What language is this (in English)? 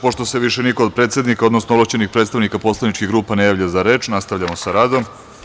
Serbian